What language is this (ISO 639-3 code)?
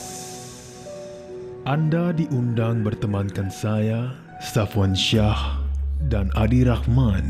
msa